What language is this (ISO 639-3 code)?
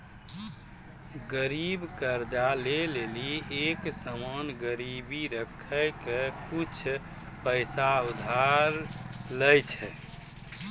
mai